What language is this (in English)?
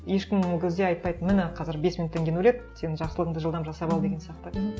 Kazakh